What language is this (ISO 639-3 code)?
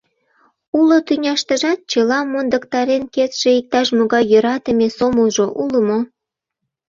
chm